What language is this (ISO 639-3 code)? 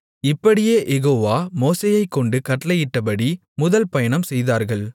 tam